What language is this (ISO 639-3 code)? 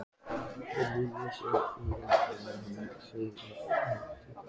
isl